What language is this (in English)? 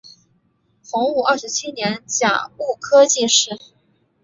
Chinese